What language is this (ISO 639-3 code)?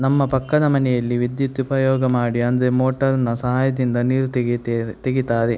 kan